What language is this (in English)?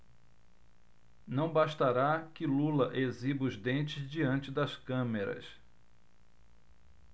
Portuguese